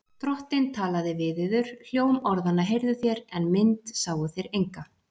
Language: Icelandic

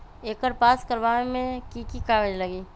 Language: Magahi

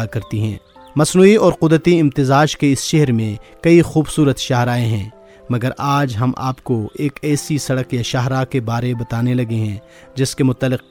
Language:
Urdu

